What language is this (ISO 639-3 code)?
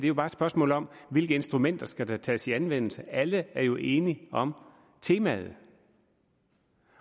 dan